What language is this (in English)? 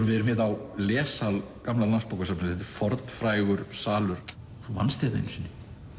Icelandic